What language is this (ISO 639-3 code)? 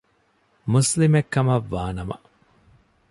div